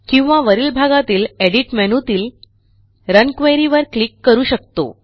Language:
Marathi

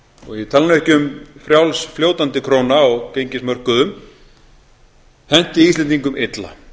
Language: Icelandic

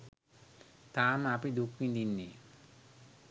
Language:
Sinhala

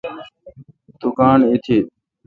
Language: Kalkoti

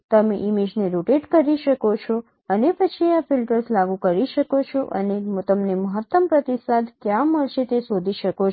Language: Gujarati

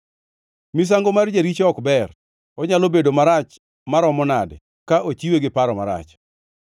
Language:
Luo (Kenya and Tanzania)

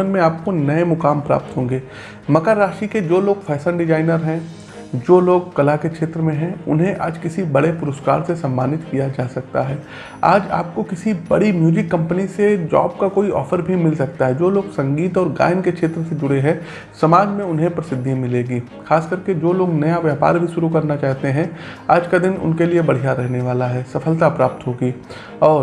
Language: Hindi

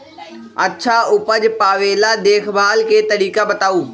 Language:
Magahi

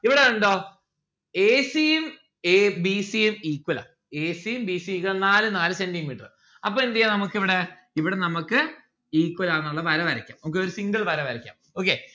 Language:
Malayalam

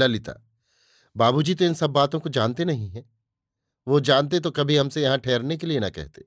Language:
Hindi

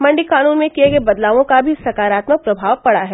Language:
Hindi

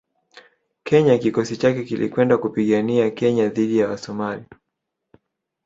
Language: Swahili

